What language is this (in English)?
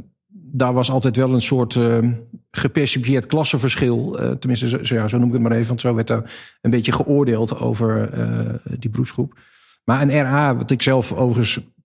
Dutch